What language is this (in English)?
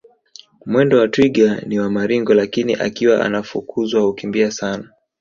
Swahili